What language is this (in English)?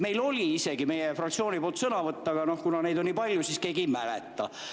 Estonian